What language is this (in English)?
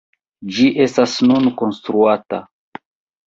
Esperanto